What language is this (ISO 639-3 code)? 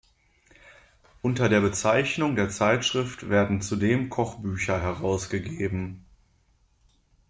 deu